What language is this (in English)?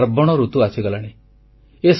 Odia